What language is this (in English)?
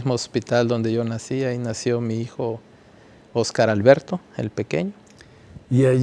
Spanish